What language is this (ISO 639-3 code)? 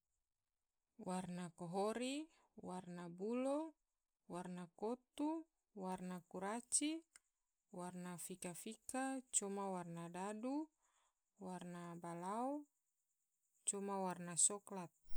tvo